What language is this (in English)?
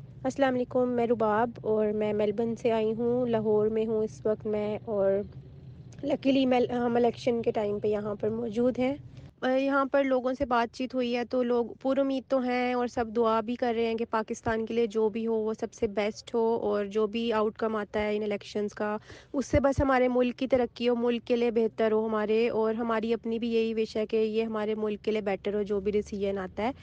Urdu